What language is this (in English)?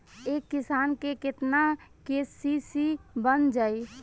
Bhojpuri